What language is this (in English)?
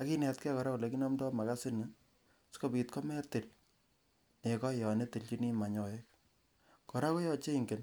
Kalenjin